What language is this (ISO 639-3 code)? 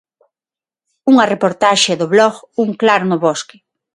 glg